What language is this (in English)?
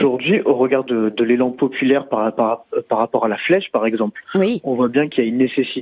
French